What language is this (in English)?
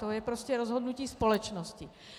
Czech